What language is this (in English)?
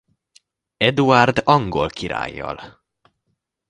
Hungarian